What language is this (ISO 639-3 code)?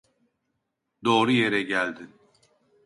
tur